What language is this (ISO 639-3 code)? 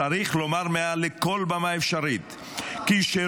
heb